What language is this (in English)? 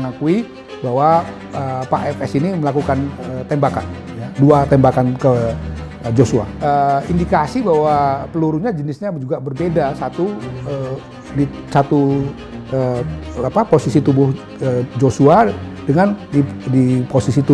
Indonesian